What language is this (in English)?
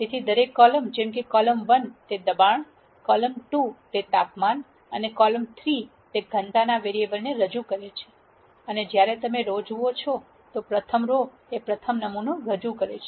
Gujarati